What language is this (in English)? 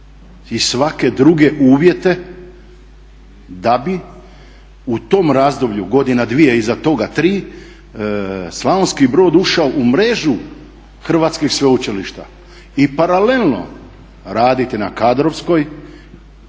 Croatian